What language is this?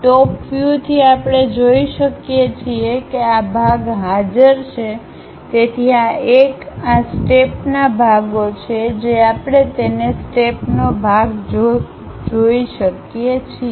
Gujarati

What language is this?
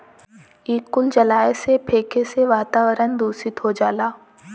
Bhojpuri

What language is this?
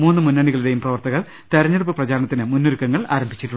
Malayalam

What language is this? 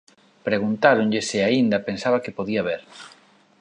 Galician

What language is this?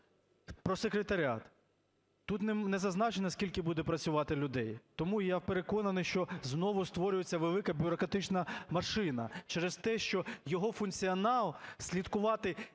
Ukrainian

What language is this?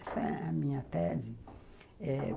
Portuguese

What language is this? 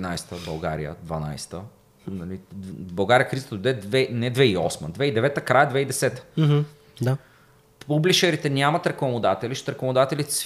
Bulgarian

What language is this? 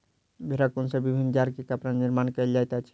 Maithili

